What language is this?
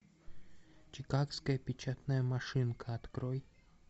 Russian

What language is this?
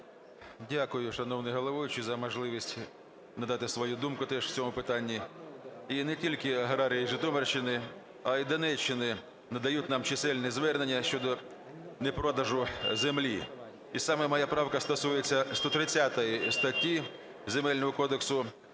Ukrainian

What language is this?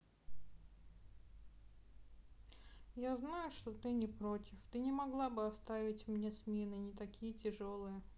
Russian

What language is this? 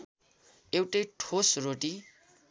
Nepali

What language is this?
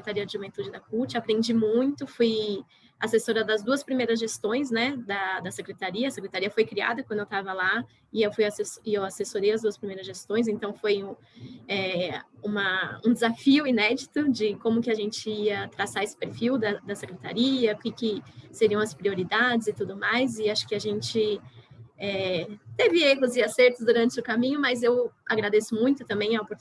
Portuguese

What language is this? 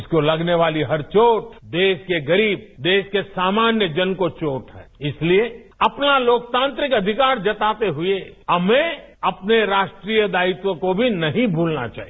Hindi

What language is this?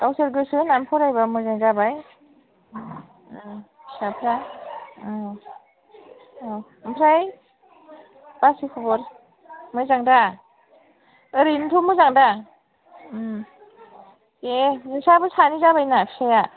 Bodo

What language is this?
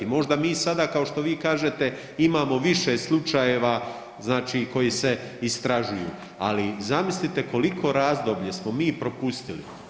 Croatian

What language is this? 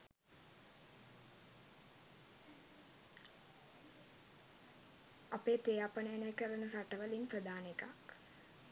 Sinhala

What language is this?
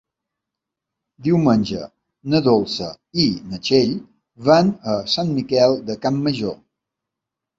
Catalan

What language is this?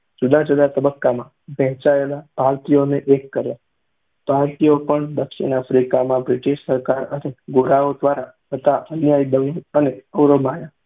Gujarati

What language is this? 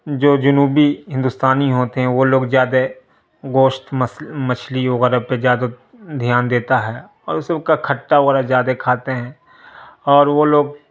Urdu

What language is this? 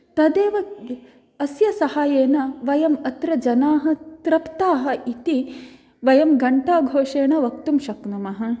Sanskrit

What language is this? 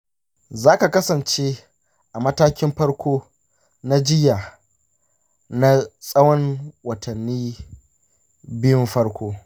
Hausa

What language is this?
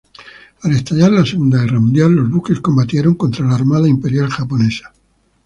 Spanish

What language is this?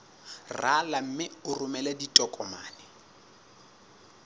Southern Sotho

